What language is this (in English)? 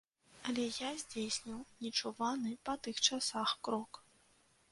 Belarusian